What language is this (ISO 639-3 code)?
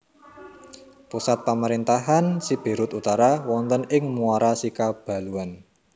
jav